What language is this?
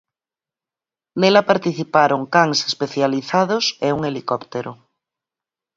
Galician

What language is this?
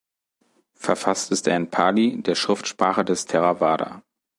German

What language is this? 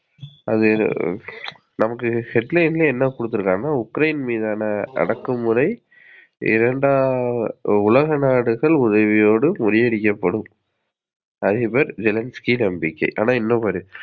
Tamil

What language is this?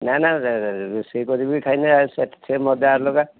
Odia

